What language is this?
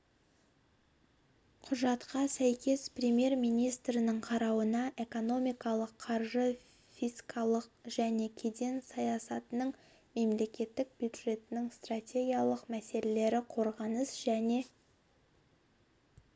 Kazakh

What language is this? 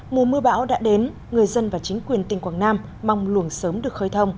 Vietnamese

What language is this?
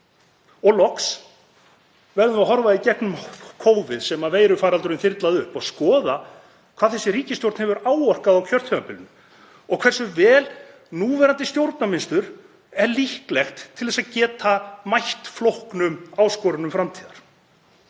Icelandic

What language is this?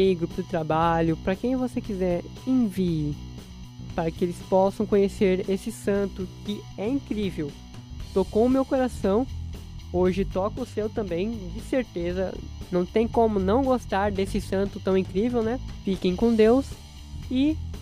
Portuguese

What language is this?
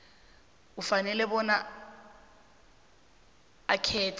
South Ndebele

